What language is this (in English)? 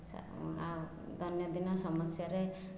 Odia